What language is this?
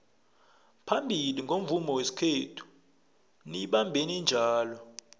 South Ndebele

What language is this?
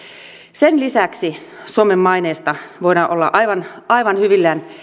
Finnish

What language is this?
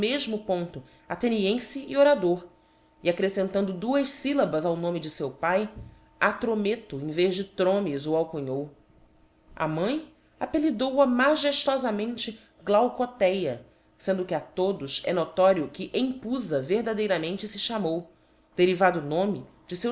Portuguese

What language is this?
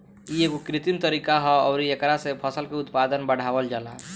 Bhojpuri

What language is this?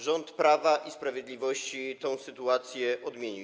Polish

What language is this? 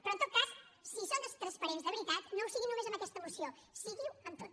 Catalan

